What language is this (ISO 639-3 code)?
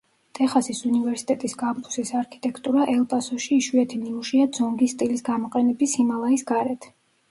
kat